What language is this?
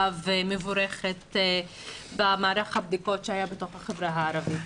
Hebrew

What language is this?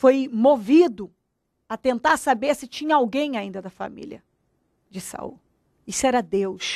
Portuguese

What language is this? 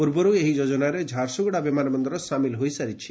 Odia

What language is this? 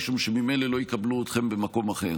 Hebrew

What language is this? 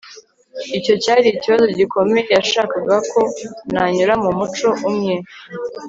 Kinyarwanda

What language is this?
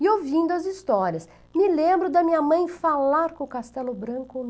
Portuguese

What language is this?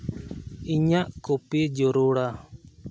Santali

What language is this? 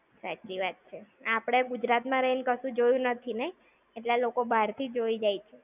Gujarati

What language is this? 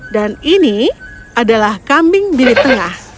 Indonesian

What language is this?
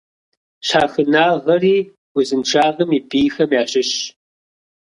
Kabardian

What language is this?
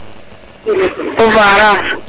Serer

